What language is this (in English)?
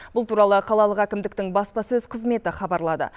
Kazakh